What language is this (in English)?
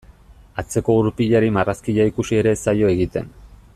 Basque